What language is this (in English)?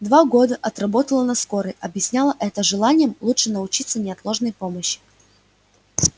Russian